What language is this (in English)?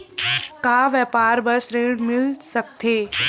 Chhattisgarhi